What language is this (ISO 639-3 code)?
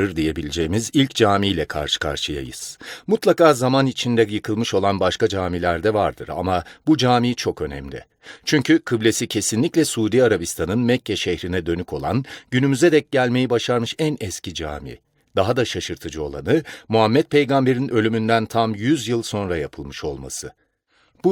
tur